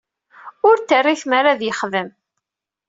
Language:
Kabyle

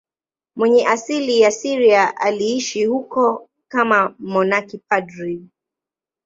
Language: Swahili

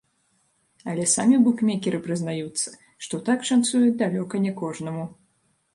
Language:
Belarusian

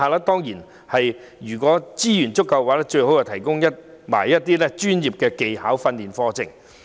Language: Cantonese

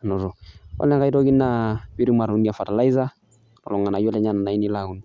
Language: Masai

